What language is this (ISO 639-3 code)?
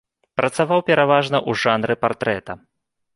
bel